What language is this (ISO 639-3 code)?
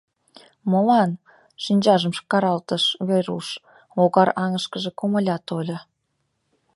chm